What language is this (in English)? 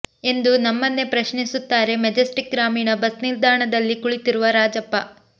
Kannada